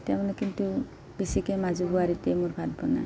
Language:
Assamese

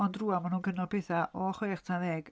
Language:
Welsh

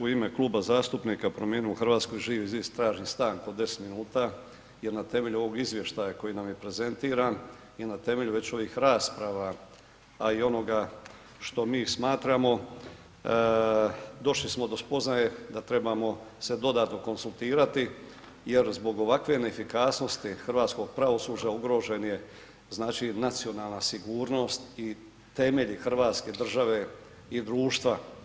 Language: Croatian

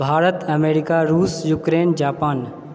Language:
Maithili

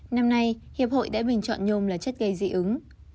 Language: Vietnamese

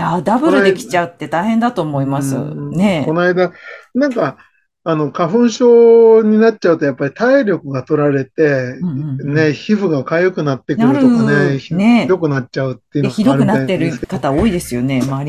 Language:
Japanese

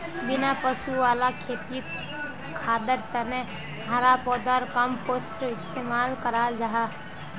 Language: Magahi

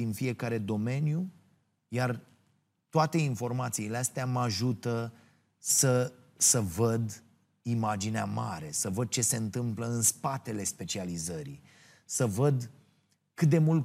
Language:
Romanian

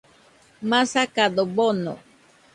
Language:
Nüpode Huitoto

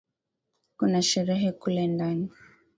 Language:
Swahili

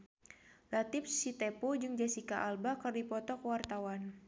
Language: Sundanese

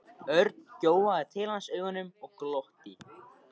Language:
Icelandic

